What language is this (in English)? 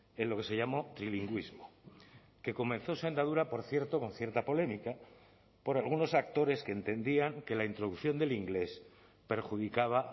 Spanish